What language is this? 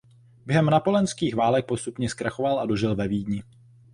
Czech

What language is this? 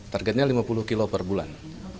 Indonesian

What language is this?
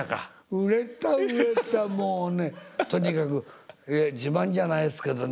Japanese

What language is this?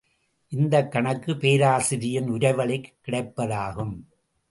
Tamil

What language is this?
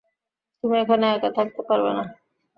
Bangla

